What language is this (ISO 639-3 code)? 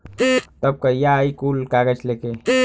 bho